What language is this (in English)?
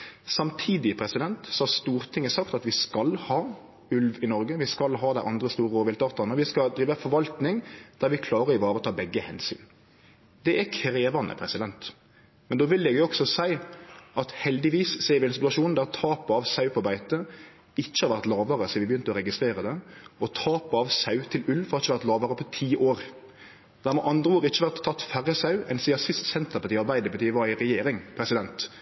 Norwegian Nynorsk